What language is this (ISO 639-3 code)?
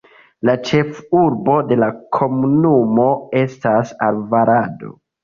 epo